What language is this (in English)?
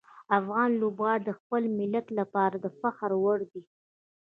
Pashto